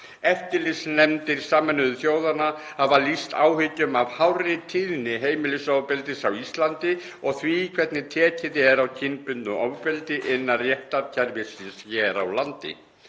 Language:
Icelandic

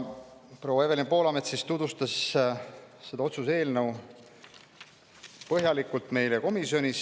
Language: Estonian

